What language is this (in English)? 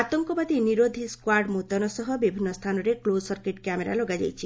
Odia